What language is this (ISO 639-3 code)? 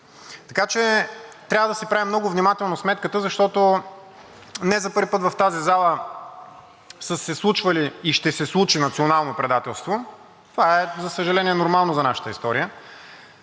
bul